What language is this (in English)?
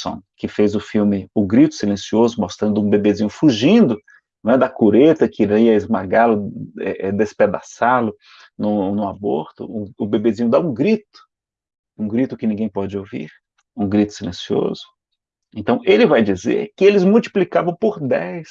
Portuguese